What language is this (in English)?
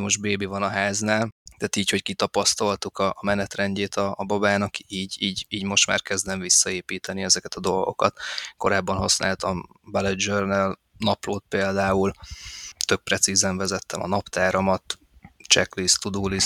Hungarian